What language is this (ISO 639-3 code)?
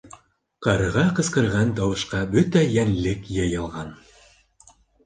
bak